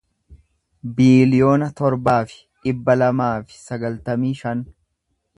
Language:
Oromo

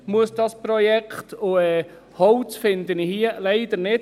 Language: Swiss German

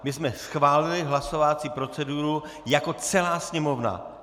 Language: Czech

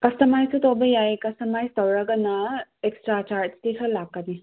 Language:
Manipuri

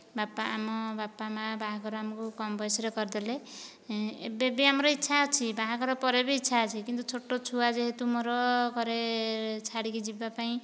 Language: Odia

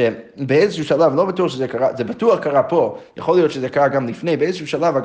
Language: Hebrew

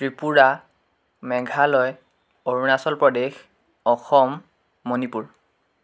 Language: Assamese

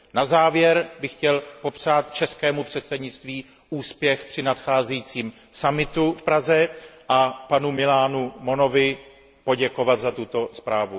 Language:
Czech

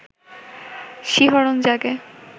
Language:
Bangla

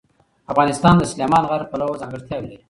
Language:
Pashto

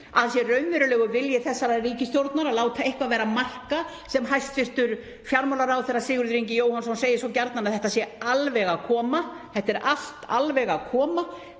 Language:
Icelandic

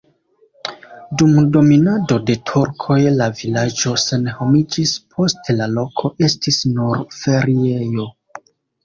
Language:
Esperanto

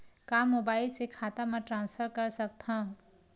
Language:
Chhattisgarhi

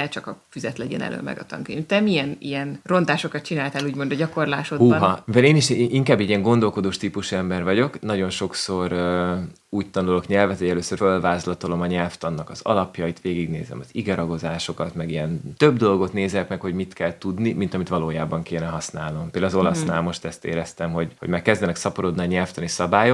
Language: Hungarian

